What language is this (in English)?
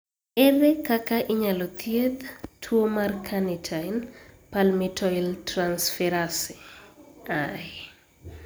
Luo (Kenya and Tanzania)